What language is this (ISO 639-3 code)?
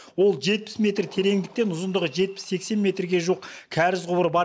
kaz